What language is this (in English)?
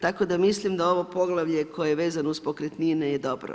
Croatian